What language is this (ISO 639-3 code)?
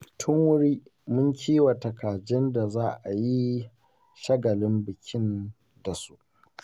hau